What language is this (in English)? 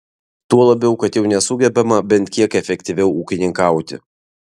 Lithuanian